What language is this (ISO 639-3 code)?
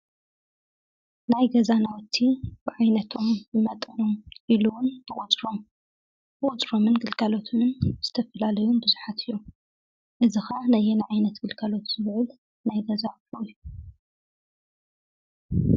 tir